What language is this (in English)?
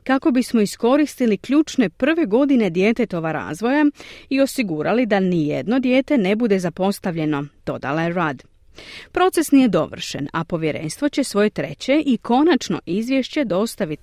Croatian